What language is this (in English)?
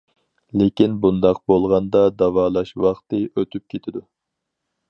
Uyghur